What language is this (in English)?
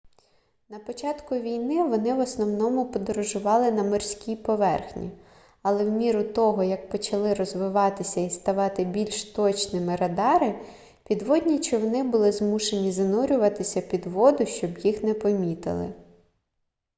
Ukrainian